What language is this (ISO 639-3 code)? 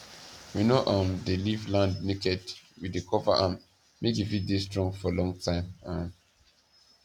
pcm